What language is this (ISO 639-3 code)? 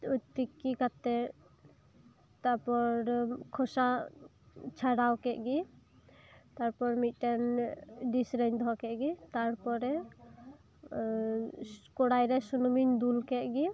sat